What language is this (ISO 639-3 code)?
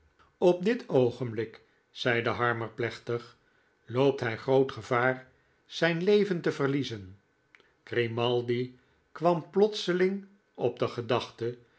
nld